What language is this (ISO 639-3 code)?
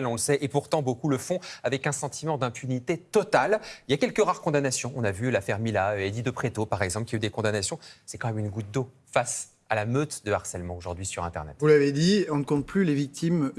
fra